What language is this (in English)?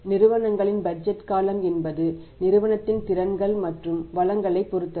Tamil